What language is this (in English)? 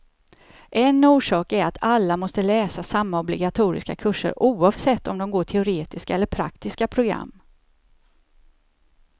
Swedish